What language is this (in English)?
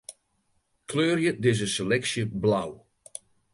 Western Frisian